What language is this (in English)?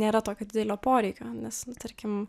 Lithuanian